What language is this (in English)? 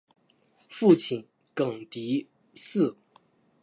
Chinese